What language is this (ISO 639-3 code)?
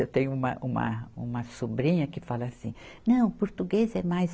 por